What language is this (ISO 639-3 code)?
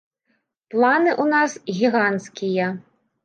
bel